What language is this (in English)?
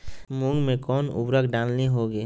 Magahi